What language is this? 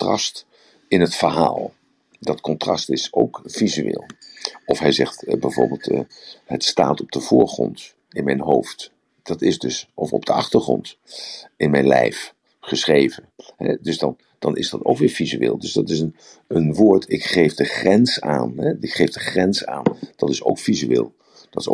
Dutch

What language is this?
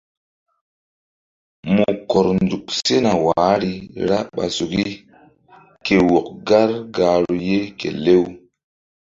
Mbum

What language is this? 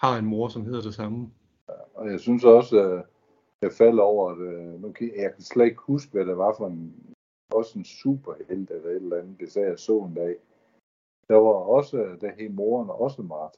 Danish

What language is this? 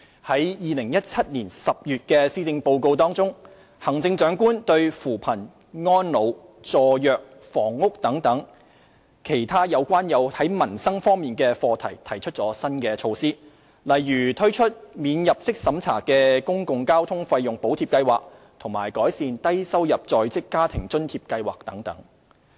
Cantonese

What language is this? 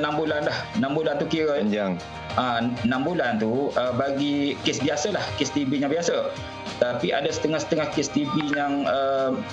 Malay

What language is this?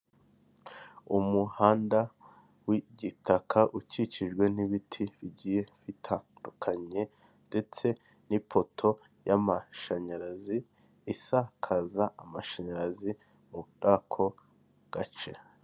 Kinyarwanda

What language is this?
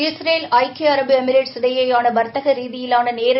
Tamil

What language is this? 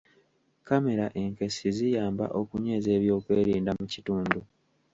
Ganda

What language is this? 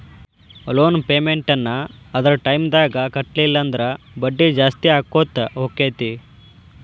Kannada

